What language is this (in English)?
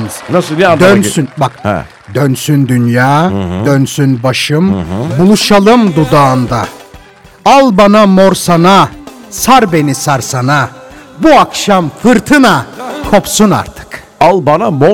Turkish